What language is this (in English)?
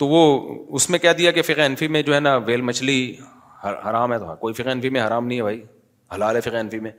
Urdu